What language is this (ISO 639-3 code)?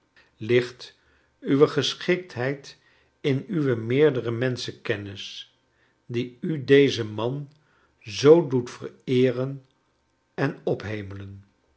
nld